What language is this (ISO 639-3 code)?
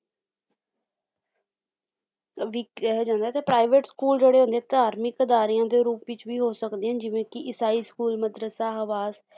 pan